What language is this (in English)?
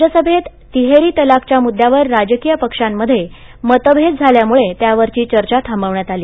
Marathi